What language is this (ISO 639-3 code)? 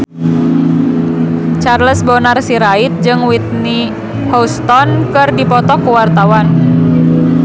sun